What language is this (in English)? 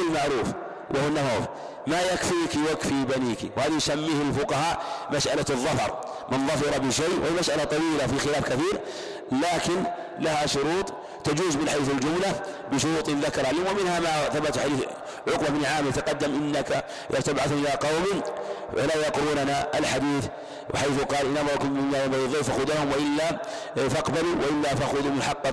Arabic